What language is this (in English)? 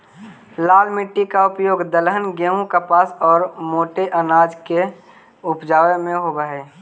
Magahi